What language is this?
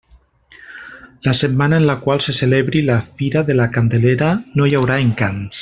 Catalan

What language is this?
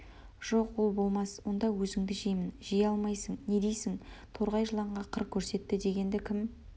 Kazakh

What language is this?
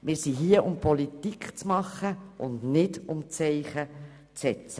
Swiss German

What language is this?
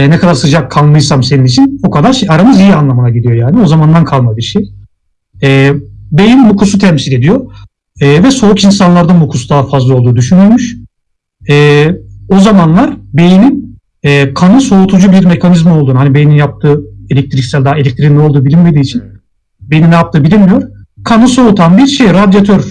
Turkish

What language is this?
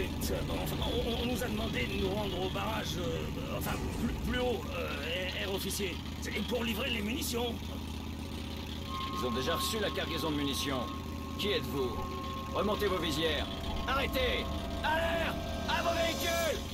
French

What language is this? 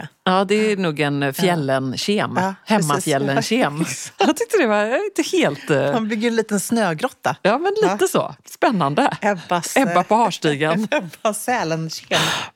Swedish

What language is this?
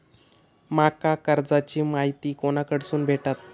Marathi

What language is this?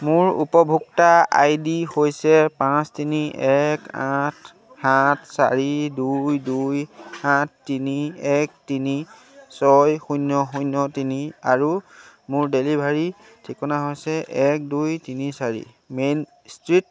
Assamese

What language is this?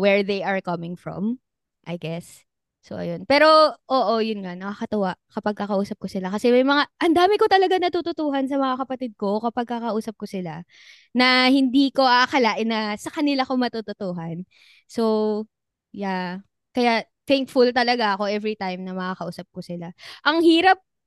Filipino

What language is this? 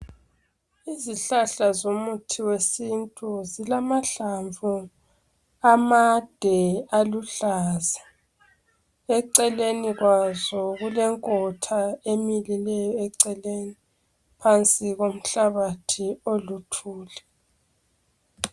North Ndebele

